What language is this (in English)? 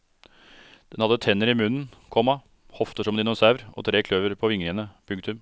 Norwegian